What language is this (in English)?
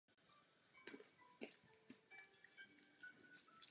Czech